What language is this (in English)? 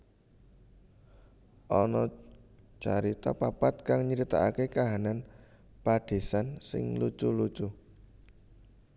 Javanese